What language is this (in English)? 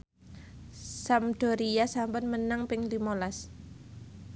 Javanese